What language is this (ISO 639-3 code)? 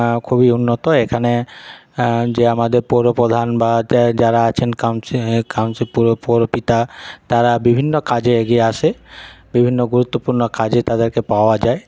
ben